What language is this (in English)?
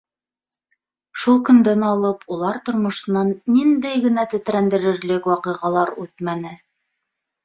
Bashkir